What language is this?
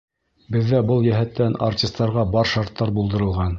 Bashkir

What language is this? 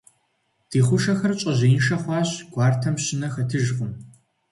Kabardian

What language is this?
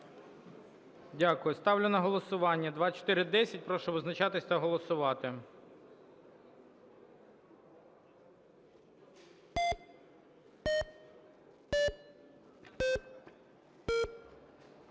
Ukrainian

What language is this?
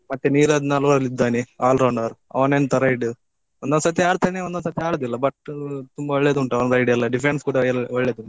Kannada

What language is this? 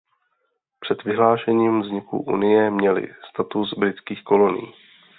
Czech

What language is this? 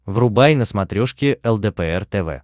Russian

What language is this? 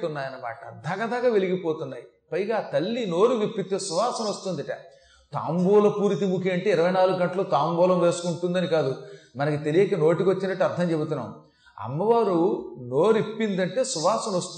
Telugu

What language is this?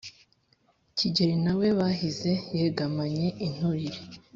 Kinyarwanda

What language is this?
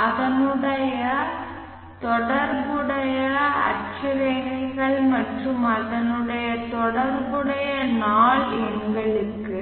Tamil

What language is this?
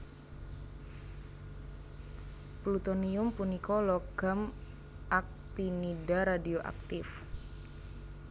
Javanese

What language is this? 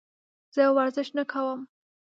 Pashto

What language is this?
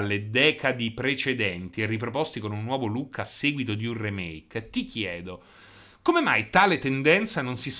Italian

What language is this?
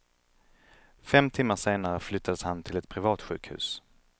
Swedish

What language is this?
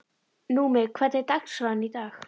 Icelandic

